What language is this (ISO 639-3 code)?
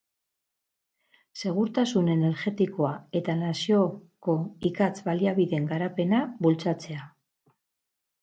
eus